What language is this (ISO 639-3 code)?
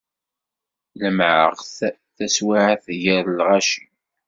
kab